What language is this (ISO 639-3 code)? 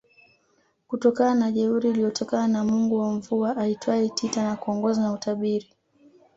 swa